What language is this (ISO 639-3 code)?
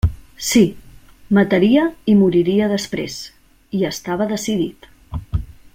cat